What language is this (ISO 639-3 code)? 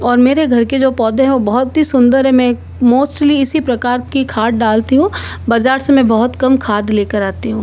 hin